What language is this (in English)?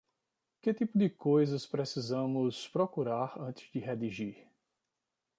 Portuguese